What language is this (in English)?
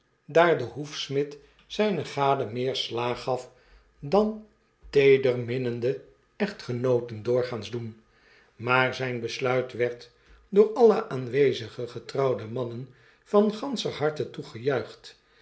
Dutch